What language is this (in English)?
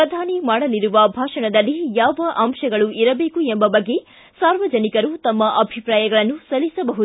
Kannada